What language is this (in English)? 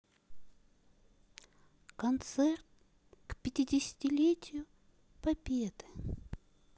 Russian